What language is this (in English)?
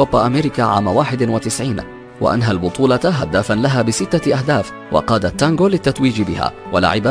Arabic